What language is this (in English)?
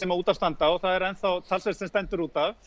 Icelandic